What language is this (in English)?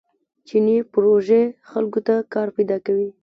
Pashto